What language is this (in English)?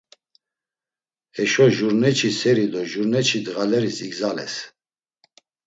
Laz